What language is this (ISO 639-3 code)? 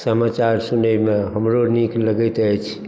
mai